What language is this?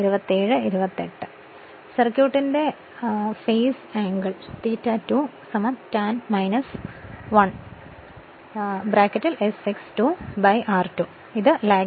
Malayalam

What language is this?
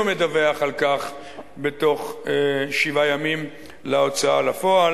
Hebrew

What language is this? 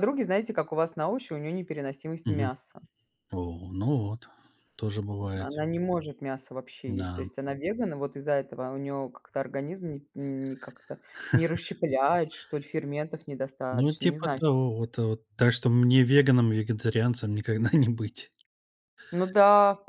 Russian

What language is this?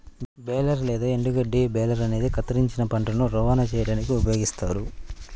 Telugu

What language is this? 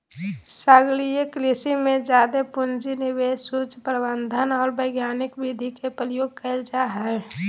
Magahi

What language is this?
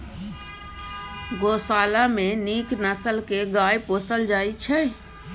Maithili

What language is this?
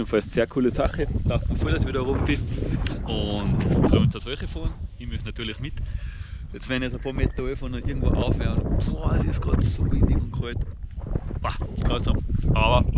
German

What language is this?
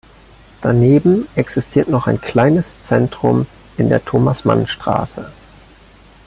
German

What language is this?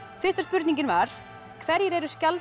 Icelandic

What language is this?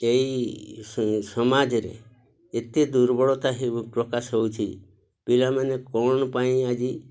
Odia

